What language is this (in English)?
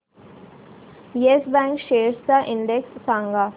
Marathi